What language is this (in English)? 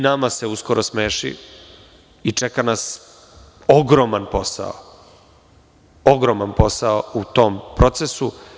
Serbian